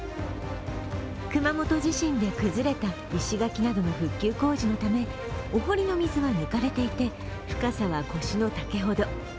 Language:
Japanese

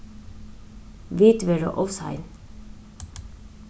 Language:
Faroese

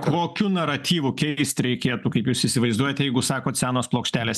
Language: Lithuanian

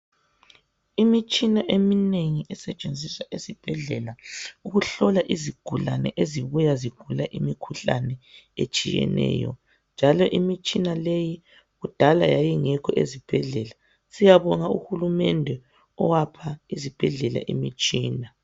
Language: North Ndebele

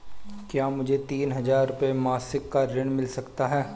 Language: Hindi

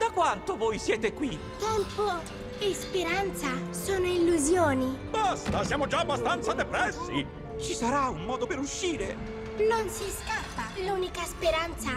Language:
Italian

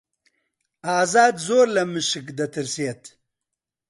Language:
Central Kurdish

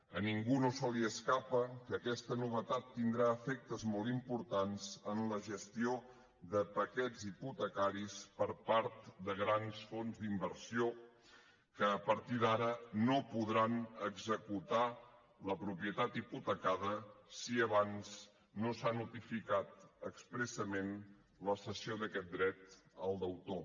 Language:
Catalan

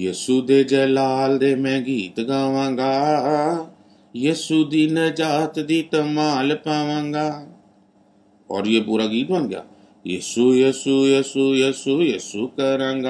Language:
Urdu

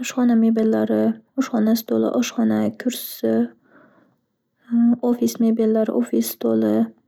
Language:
Uzbek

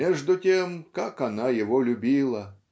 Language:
Russian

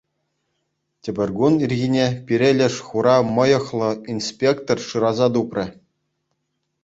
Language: Chuvash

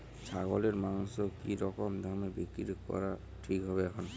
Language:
Bangla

